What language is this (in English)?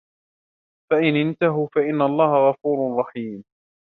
Arabic